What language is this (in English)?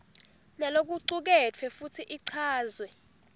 Swati